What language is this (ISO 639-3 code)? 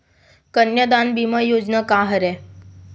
hne